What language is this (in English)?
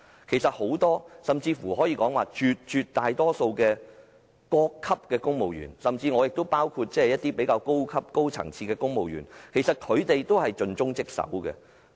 Cantonese